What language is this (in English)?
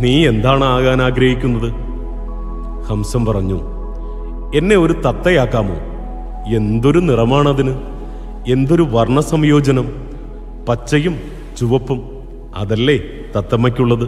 Arabic